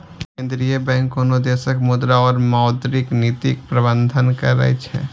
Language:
Maithili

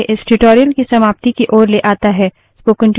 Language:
Hindi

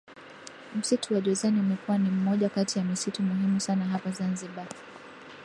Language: Swahili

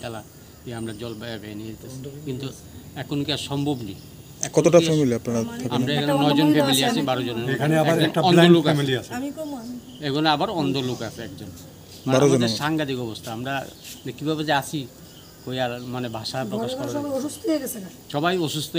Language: Bangla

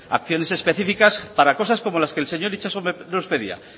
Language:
Spanish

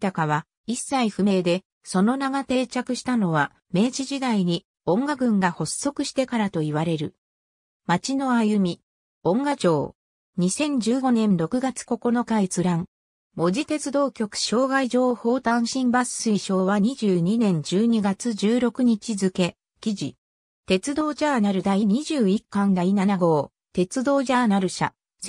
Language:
Japanese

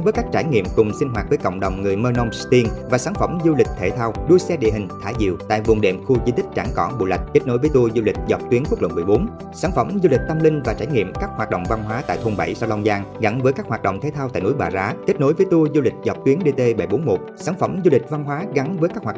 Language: Vietnamese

